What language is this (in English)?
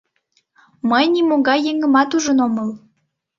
Mari